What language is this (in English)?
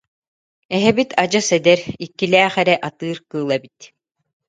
Yakut